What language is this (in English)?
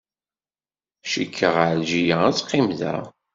Kabyle